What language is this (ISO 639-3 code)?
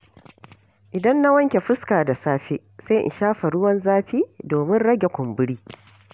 hau